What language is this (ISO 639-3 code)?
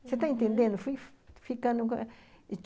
por